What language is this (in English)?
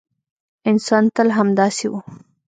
Pashto